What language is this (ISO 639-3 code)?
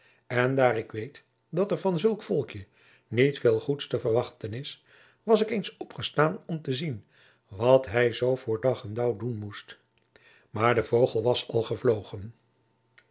nld